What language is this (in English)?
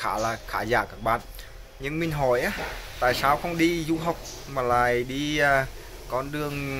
Vietnamese